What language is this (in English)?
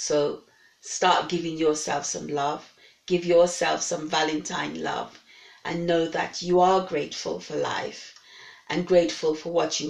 English